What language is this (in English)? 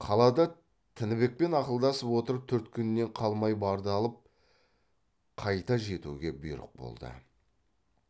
Kazakh